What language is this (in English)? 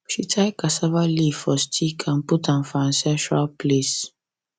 Nigerian Pidgin